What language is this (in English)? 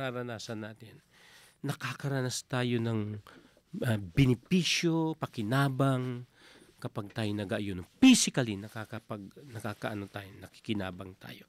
Filipino